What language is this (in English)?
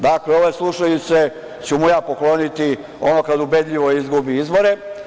Serbian